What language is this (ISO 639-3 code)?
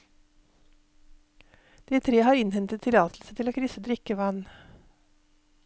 nor